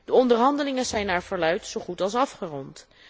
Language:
Dutch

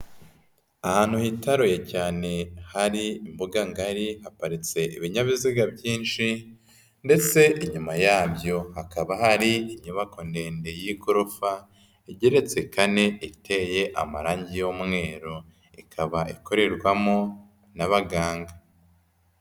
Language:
Kinyarwanda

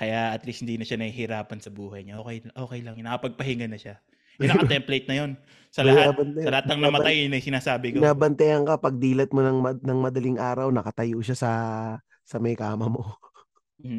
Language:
Filipino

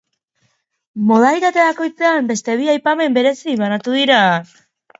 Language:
Basque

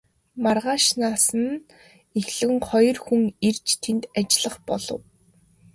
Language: Mongolian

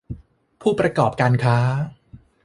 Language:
Thai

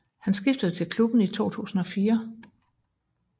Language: Danish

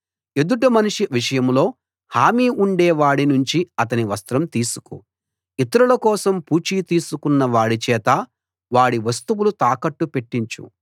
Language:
Telugu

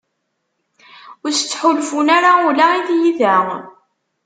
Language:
Kabyle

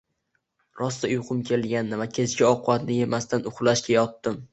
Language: Uzbek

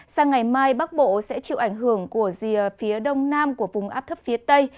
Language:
Vietnamese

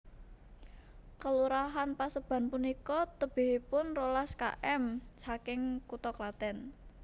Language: Javanese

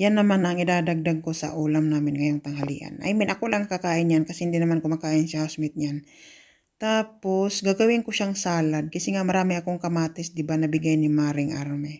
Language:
Filipino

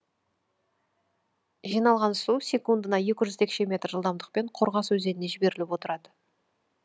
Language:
Kazakh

